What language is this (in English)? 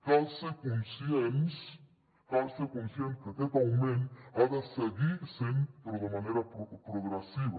Catalan